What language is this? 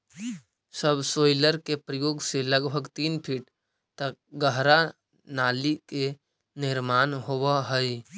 Magahi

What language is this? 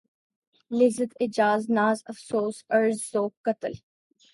Urdu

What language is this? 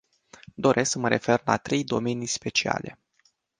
Romanian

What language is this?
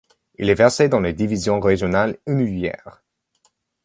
French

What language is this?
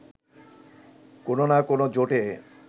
Bangla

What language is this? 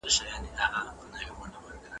Pashto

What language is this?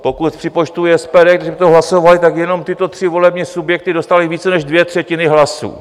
Czech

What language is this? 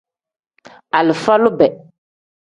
Tem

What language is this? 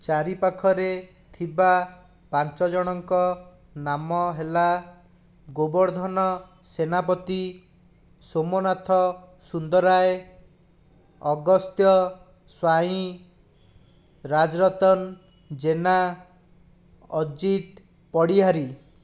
Odia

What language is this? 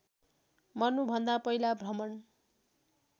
Nepali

